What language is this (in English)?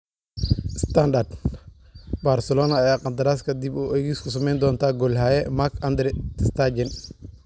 Somali